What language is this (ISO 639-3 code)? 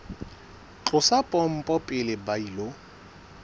sot